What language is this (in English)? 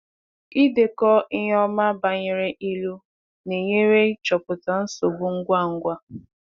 Igbo